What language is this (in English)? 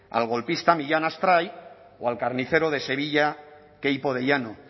Spanish